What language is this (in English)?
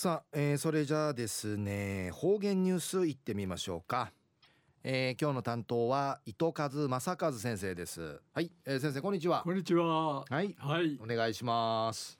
Japanese